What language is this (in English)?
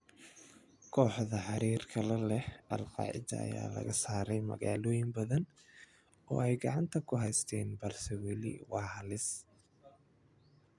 Somali